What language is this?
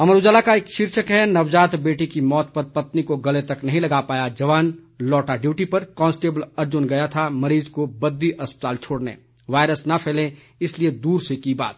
Hindi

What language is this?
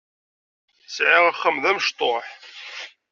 Kabyle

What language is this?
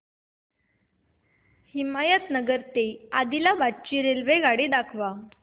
Marathi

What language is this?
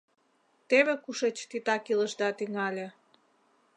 Mari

